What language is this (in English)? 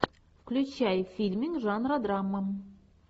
Russian